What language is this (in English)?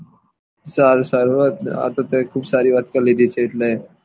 Gujarati